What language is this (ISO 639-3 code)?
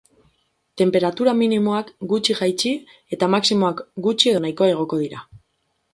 eus